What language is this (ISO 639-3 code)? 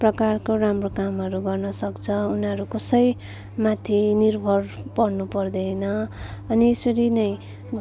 nep